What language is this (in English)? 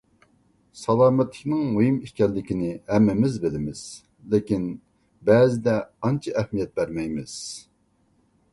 Uyghur